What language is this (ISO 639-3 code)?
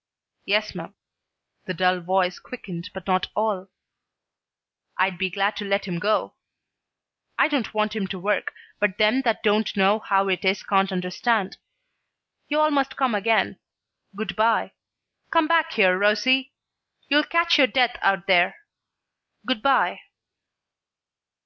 eng